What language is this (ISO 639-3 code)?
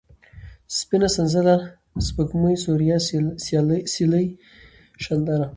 pus